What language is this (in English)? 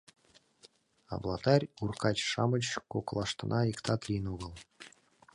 Mari